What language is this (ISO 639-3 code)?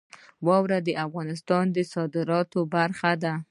pus